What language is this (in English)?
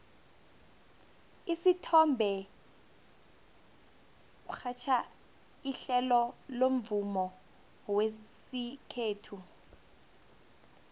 South Ndebele